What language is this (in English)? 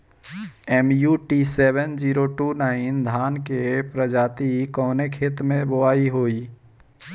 Bhojpuri